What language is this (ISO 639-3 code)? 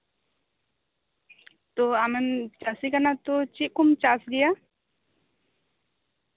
sat